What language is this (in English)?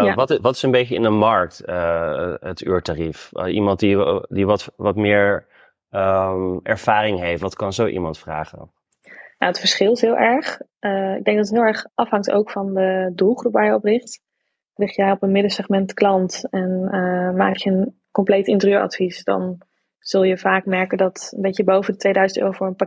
Dutch